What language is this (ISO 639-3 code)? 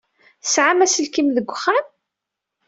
kab